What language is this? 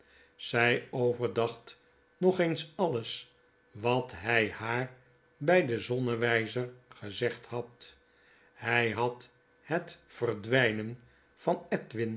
Dutch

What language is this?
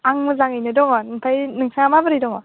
Bodo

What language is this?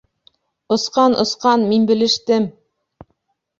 Bashkir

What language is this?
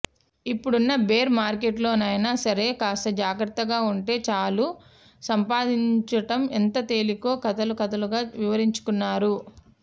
Telugu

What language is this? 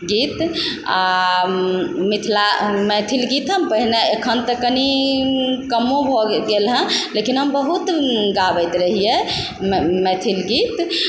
Maithili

